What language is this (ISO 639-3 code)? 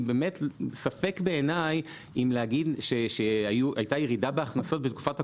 heb